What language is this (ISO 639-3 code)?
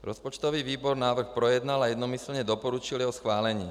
ces